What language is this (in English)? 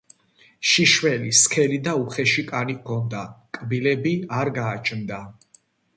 Georgian